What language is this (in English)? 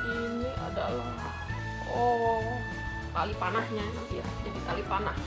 Indonesian